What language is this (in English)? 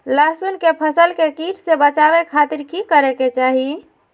Magahi